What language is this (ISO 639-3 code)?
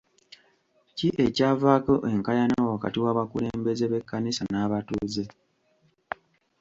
lug